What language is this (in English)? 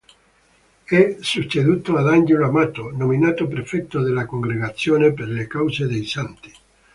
Italian